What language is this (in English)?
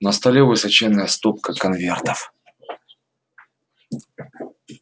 Russian